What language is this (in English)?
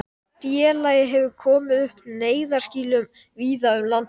Icelandic